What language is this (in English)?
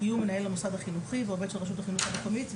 Hebrew